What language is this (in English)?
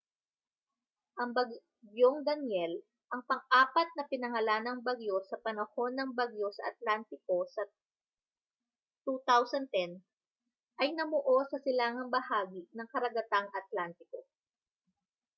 Filipino